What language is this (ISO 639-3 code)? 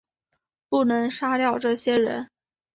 zho